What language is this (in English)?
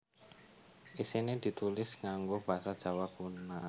Javanese